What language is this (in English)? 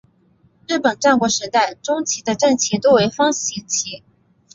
Chinese